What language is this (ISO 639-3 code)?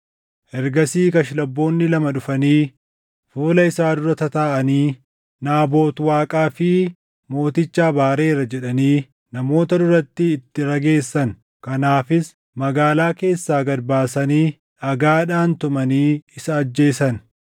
orm